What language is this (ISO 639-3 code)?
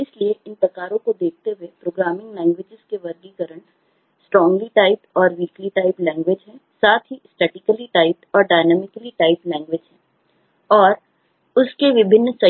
hin